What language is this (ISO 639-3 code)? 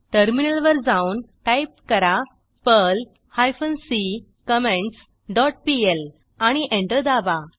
mar